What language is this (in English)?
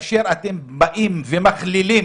Hebrew